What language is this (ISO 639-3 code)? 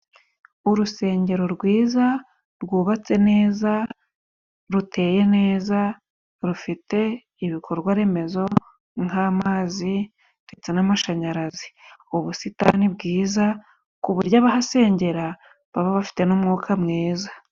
kin